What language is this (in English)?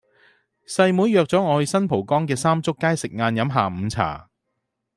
Cantonese